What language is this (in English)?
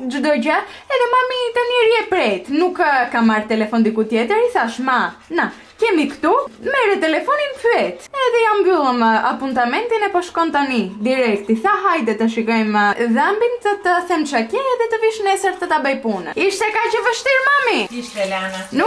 Romanian